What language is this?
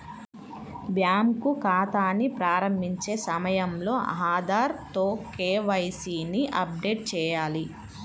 Telugu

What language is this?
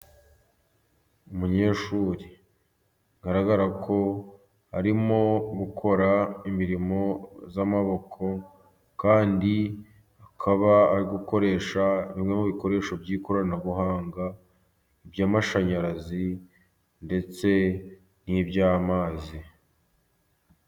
Kinyarwanda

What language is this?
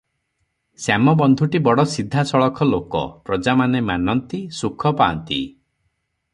Odia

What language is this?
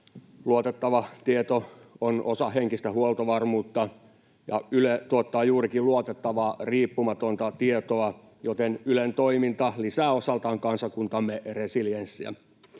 Finnish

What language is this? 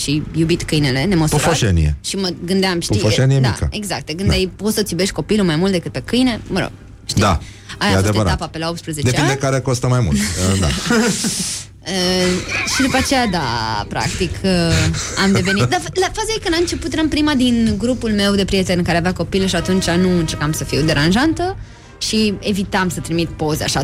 Romanian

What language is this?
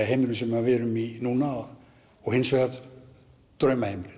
Icelandic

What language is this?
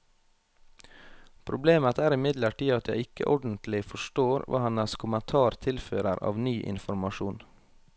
Norwegian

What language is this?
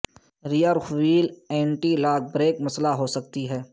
Urdu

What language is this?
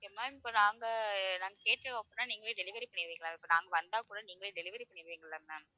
Tamil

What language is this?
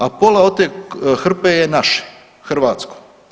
Croatian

